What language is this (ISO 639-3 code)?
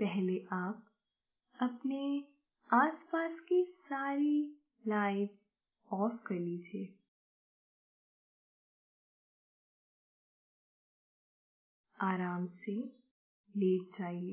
hin